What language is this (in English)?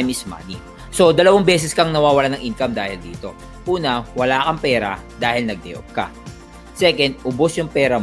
Filipino